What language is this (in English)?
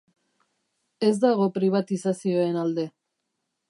Basque